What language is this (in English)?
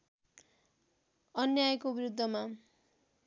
Nepali